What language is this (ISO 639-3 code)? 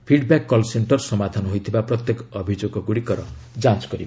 ori